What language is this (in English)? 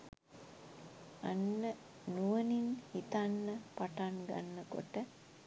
Sinhala